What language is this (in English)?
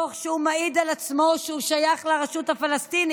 Hebrew